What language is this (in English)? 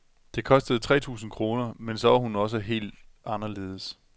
Danish